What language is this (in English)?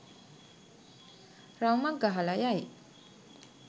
Sinhala